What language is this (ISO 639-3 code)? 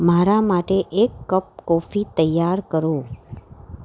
guj